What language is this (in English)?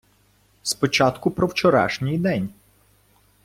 Ukrainian